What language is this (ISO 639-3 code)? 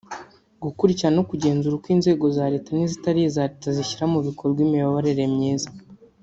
kin